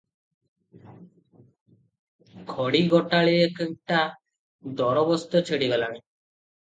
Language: Odia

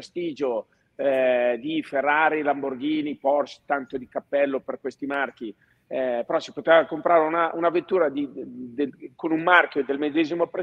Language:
Italian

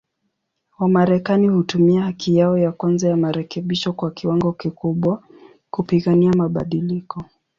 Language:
Swahili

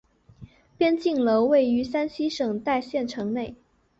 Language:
Chinese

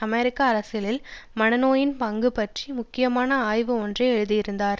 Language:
Tamil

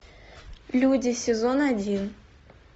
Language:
Russian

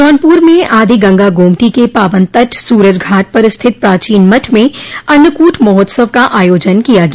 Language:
Hindi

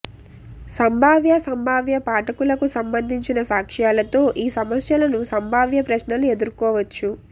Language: Telugu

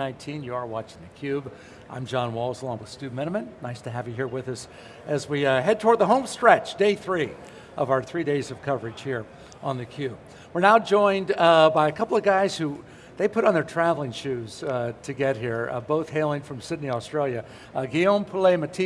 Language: English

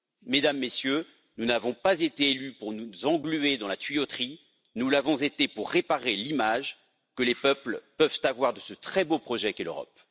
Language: French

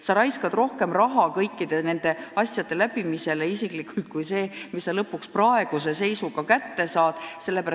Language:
Estonian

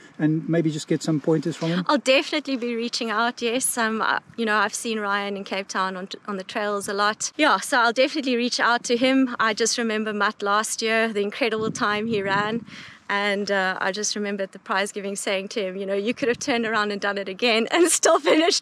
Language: English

